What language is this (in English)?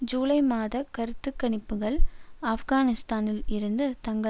Tamil